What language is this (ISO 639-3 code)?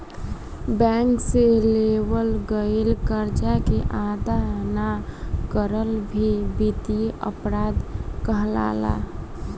bho